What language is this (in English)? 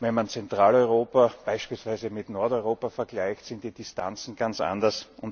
German